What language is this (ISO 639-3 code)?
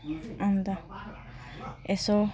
nep